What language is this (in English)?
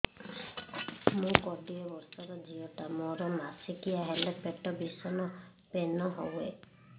Odia